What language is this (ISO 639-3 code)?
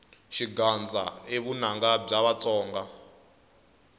tso